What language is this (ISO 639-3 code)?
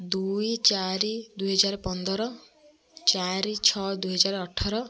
ori